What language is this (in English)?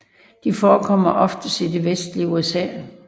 Danish